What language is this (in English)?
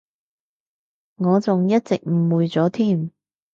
Cantonese